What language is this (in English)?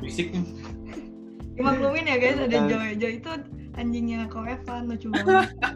Indonesian